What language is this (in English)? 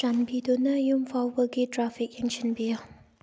Manipuri